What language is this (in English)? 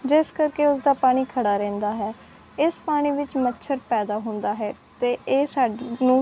Punjabi